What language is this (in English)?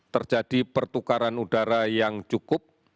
Indonesian